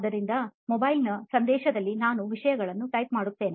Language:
Kannada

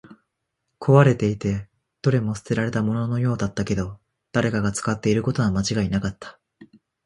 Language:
Japanese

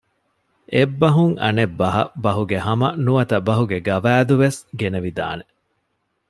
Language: Divehi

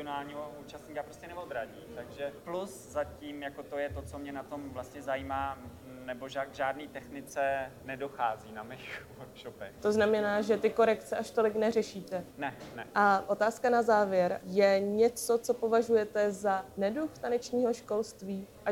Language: Czech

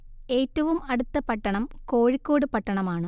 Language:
Malayalam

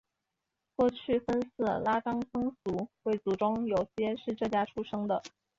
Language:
Chinese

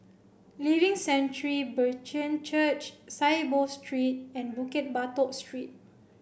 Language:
English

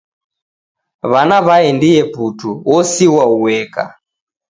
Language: Taita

